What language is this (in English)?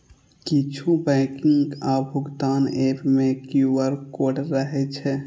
Maithili